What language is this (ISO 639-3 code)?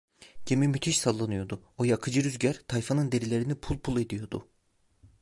tur